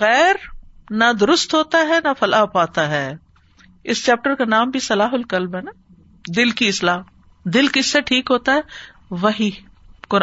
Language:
Urdu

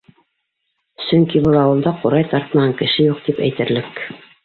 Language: Bashkir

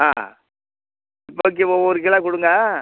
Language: Tamil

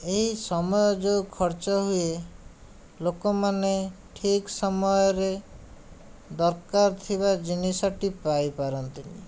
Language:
Odia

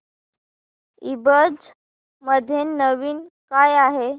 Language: Marathi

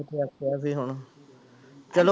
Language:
Punjabi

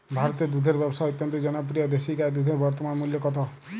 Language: Bangla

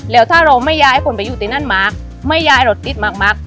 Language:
Thai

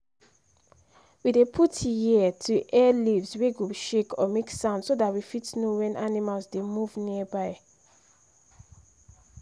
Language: Nigerian Pidgin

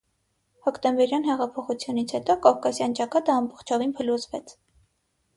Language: Armenian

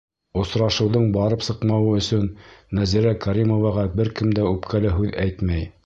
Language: Bashkir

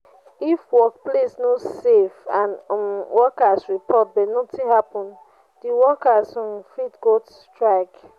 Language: Nigerian Pidgin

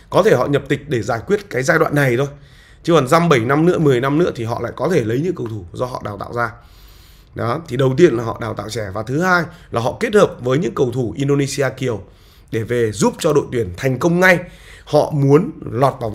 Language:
Vietnamese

